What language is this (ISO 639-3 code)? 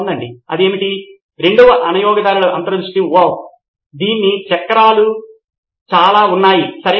tel